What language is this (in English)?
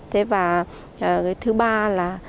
Vietnamese